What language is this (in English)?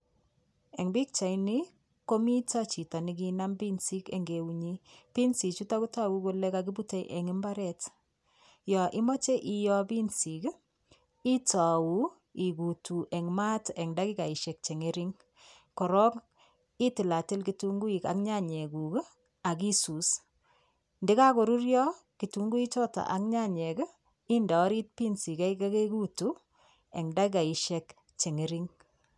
Kalenjin